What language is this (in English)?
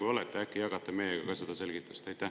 Estonian